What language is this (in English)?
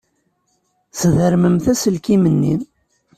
Kabyle